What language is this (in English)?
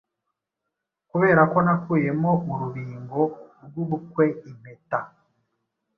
Kinyarwanda